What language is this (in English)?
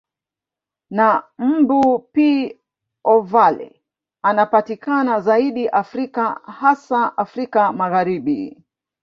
Swahili